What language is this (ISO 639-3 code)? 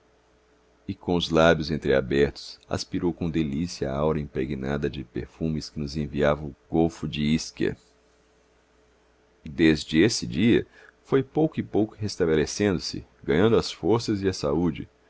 por